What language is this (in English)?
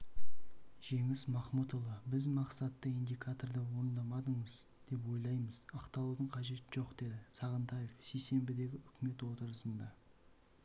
Kazakh